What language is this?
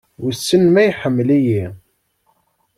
Kabyle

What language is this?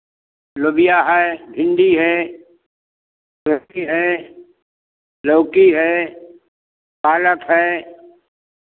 Hindi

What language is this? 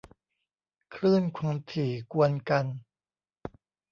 Thai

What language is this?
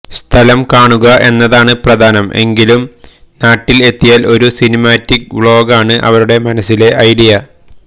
Malayalam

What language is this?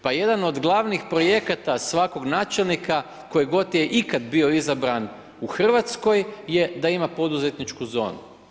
Croatian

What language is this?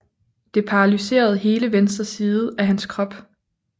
Danish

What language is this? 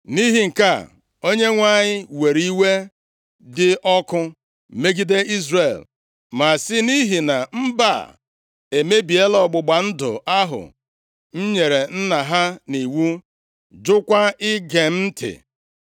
Igbo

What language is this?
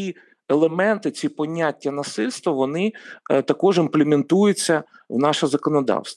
Ukrainian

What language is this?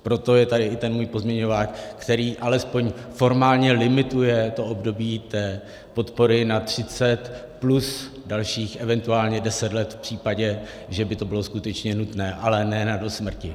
Czech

